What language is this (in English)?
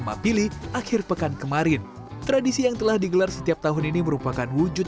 Indonesian